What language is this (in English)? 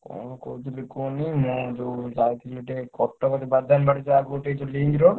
Odia